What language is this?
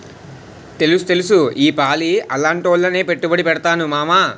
Telugu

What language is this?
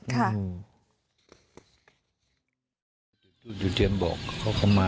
Thai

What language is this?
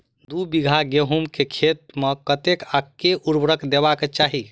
Maithili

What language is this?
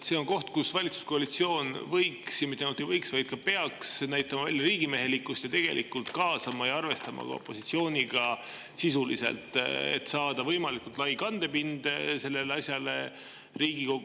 Estonian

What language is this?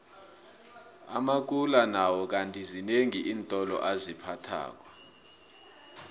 South Ndebele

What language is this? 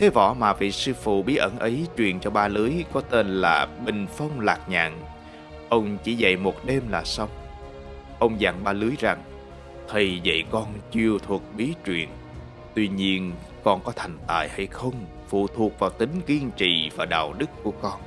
Vietnamese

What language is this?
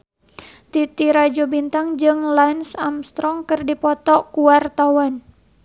Sundanese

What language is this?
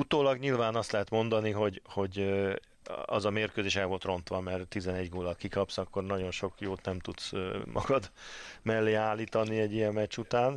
Hungarian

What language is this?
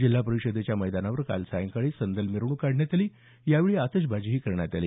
Marathi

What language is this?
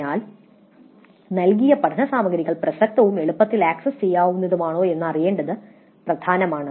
Malayalam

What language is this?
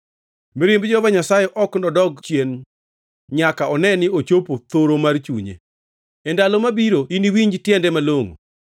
Luo (Kenya and Tanzania)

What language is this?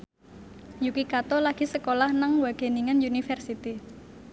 Javanese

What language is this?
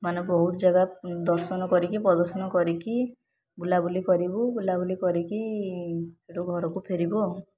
Odia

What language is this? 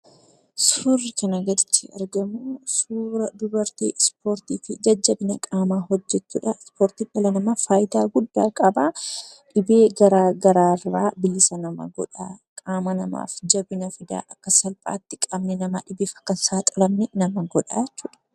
Oromo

